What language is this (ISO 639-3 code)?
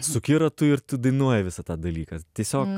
lit